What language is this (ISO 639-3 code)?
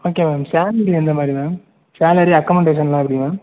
tam